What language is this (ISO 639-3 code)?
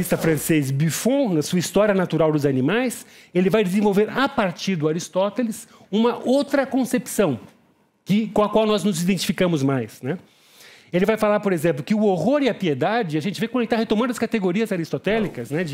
por